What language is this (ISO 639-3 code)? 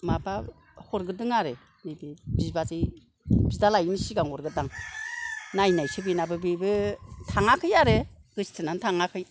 brx